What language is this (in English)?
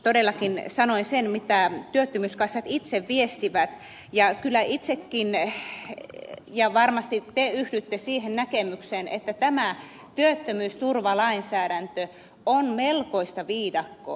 Finnish